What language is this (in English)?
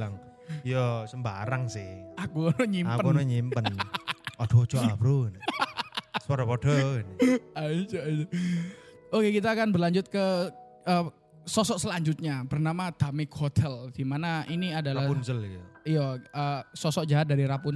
Indonesian